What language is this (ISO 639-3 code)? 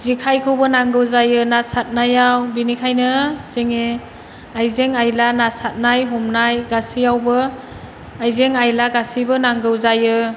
brx